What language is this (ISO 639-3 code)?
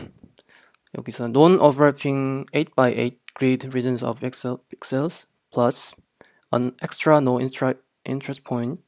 kor